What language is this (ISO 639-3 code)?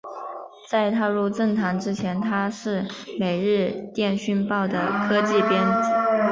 zho